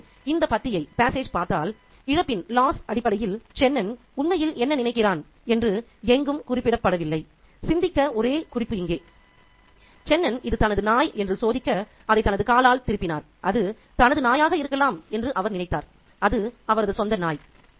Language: Tamil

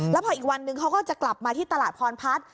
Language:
Thai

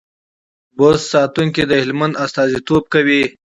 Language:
Pashto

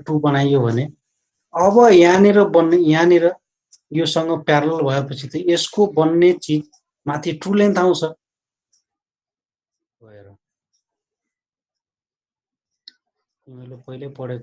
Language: Hindi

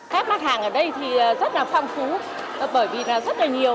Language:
Vietnamese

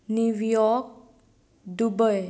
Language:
Konkani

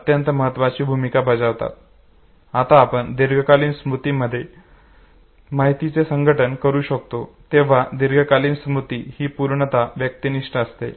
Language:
Marathi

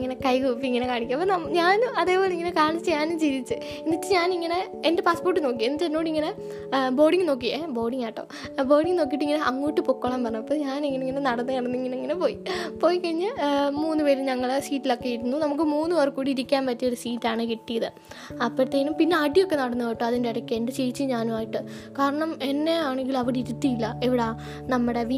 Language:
Malayalam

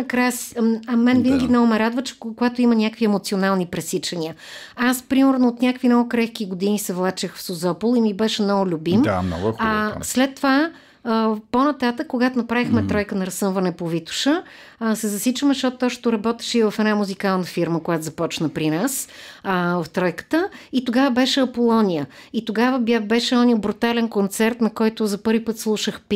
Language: Bulgarian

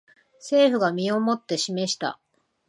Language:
Japanese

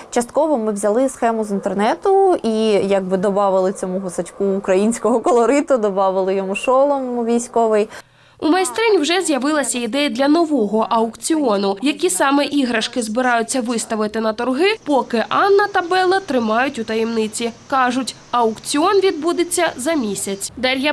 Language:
Ukrainian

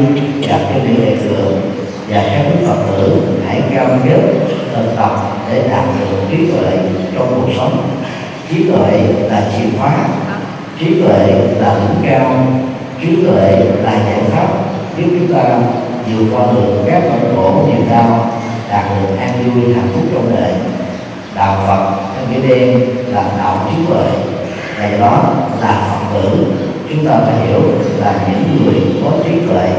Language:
Vietnamese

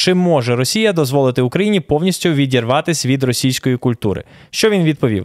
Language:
Ukrainian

